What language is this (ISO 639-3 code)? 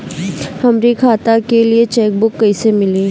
bho